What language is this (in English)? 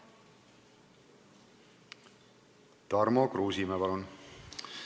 Estonian